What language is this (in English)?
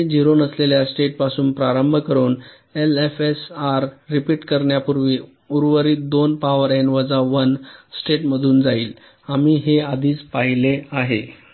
Marathi